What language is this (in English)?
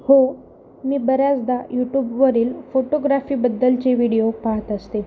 Marathi